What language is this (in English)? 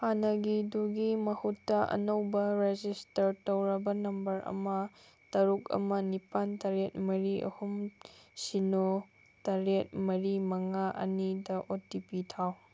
Manipuri